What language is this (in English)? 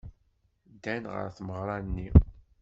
Kabyle